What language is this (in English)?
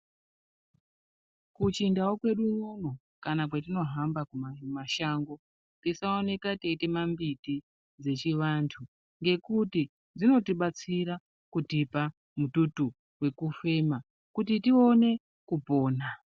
Ndau